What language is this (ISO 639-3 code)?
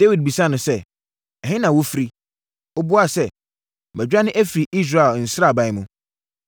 aka